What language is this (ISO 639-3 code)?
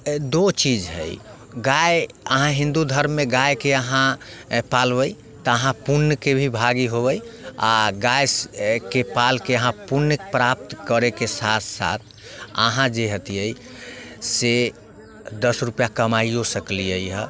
mai